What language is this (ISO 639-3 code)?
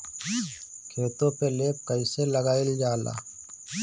bho